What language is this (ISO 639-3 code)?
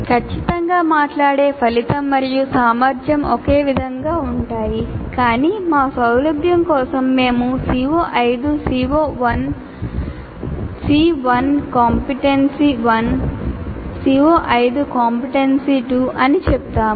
tel